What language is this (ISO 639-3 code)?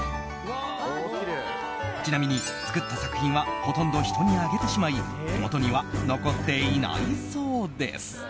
jpn